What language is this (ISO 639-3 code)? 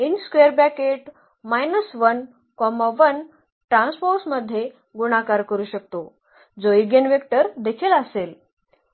mar